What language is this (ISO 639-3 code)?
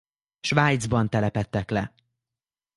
hun